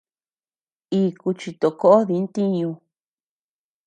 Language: Tepeuxila Cuicatec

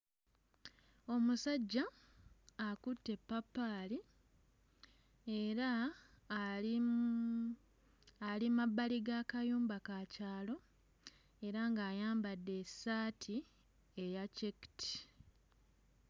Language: Ganda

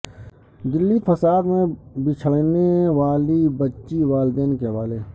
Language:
Urdu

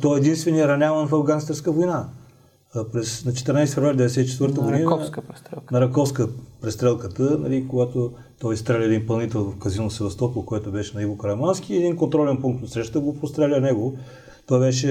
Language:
Bulgarian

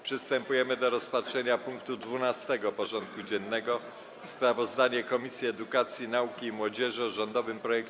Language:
Polish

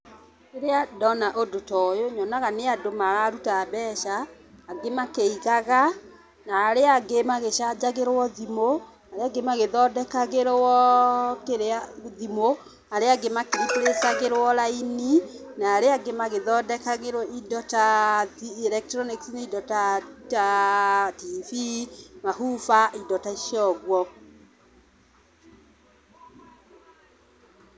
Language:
Kikuyu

